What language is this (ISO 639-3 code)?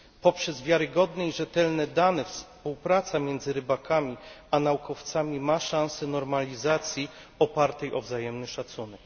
pol